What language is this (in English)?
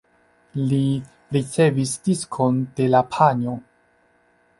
Esperanto